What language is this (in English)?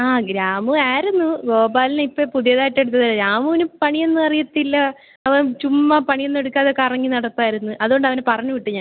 Malayalam